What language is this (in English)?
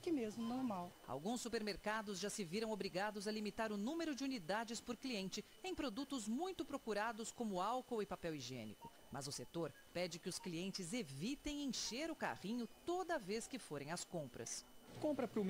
Portuguese